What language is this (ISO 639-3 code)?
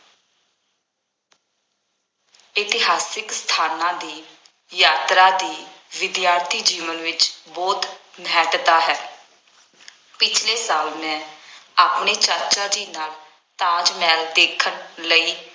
pan